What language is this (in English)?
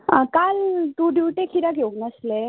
Konkani